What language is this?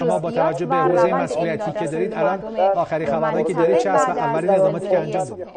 Persian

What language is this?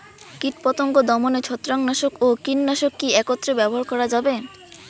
Bangla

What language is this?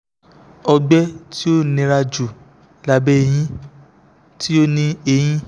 Yoruba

